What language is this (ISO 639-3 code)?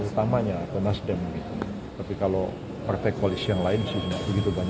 ind